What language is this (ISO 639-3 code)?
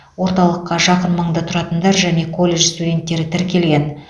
kaz